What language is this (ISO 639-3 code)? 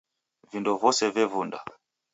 dav